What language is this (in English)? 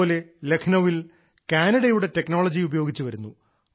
Malayalam